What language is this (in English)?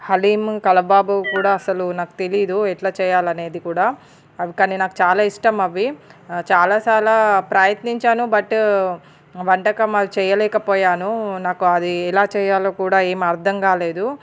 Telugu